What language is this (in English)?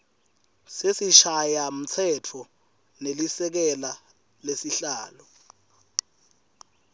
Swati